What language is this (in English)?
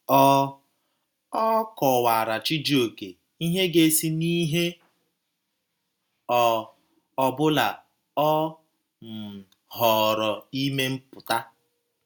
Igbo